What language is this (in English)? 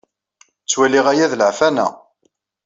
Kabyle